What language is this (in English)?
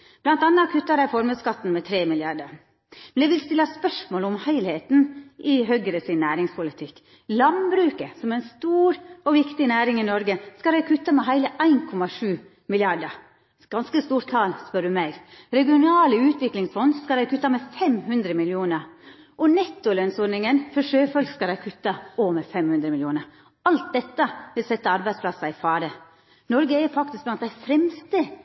Norwegian Nynorsk